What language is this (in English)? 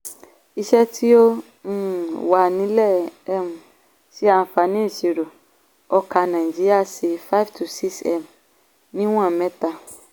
Yoruba